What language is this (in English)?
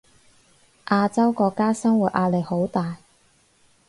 Cantonese